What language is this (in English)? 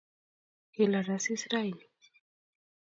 Kalenjin